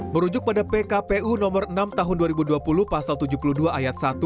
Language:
Indonesian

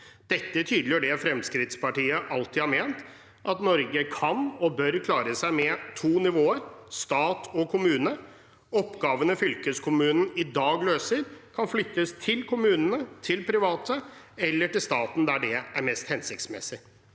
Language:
Norwegian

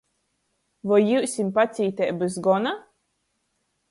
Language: Latgalian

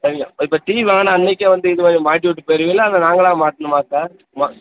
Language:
Tamil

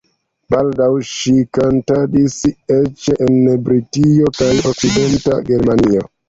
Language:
Esperanto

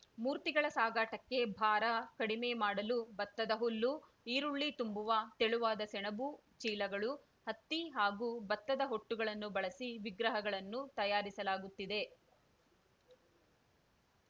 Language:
Kannada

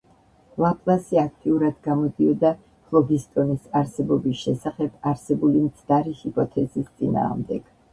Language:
Georgian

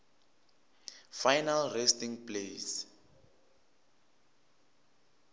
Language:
Tsonga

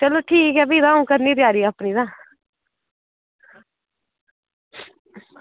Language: Dogri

